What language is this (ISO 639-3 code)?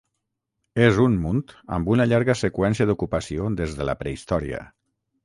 cat